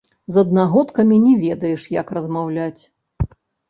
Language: Belarusian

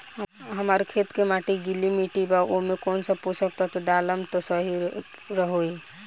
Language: Bhojpuri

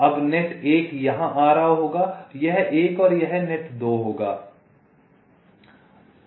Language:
Hindi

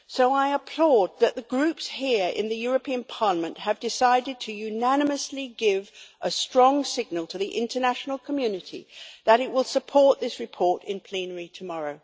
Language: English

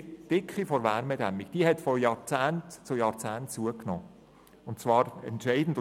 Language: Swiss German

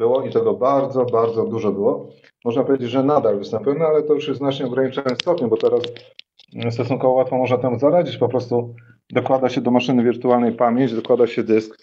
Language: Polish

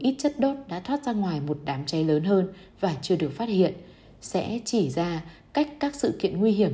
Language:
Vietnamese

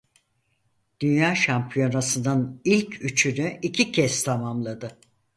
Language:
Turkish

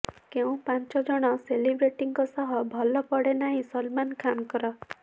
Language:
Odia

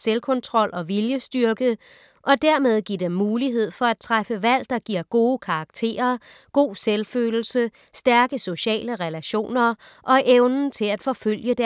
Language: Danish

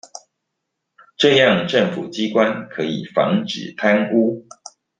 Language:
Chinese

